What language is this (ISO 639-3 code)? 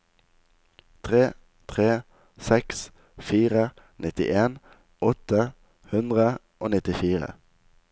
nor